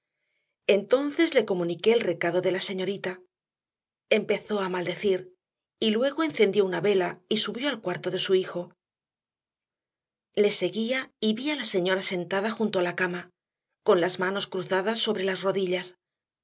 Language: Spanish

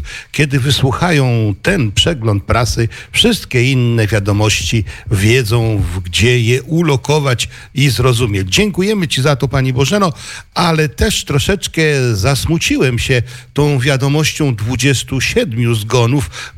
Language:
Polish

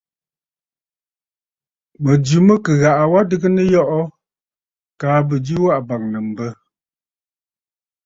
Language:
Bafut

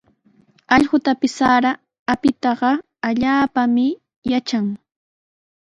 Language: Sihuas Ancash Quechua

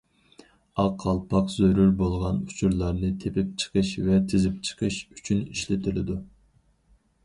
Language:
Uyghur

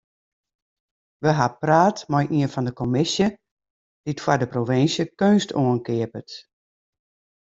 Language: Western Frisian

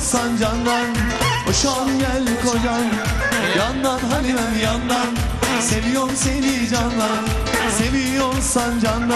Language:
Turkish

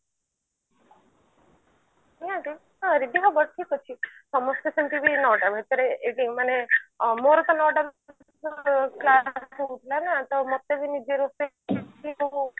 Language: Odia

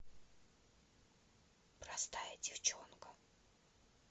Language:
Russian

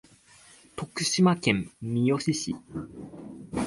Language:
Japanese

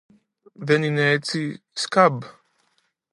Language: Greek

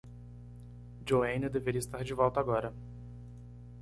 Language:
Portuguese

